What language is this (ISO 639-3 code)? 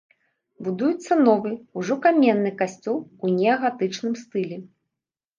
bel